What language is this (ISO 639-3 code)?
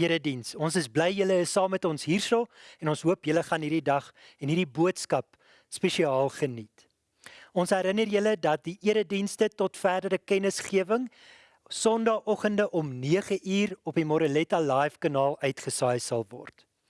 nld